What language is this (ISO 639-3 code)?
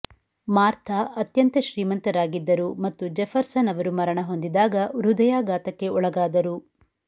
kan